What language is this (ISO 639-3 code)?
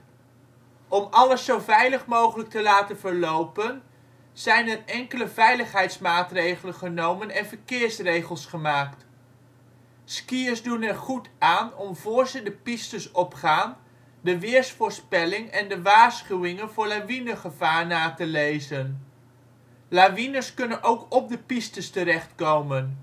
nld